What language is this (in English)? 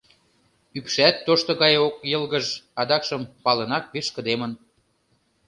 Mari